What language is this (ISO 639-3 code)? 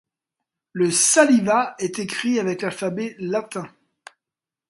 fra